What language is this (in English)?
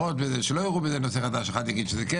Hebrew